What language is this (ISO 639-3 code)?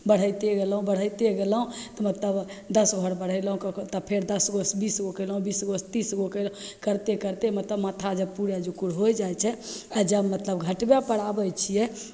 mai